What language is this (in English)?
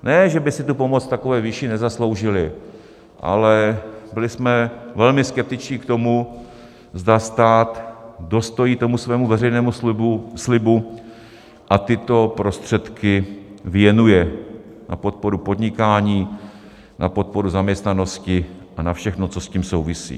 Czech